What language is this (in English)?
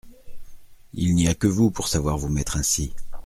French